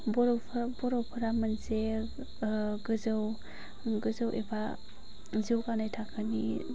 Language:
Bodo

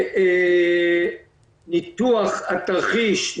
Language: Hebrew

